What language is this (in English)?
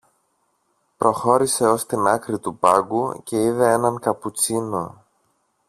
Greek